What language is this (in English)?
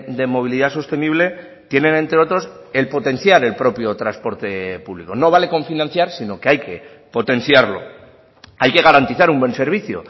Spanish